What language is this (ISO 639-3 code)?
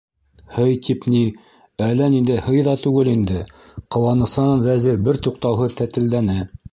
bak